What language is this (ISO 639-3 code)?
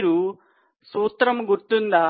tel